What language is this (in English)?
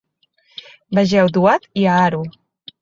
Catalan